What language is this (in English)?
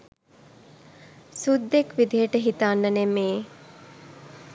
Sinhala